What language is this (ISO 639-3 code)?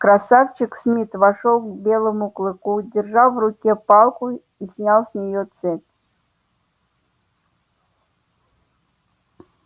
rus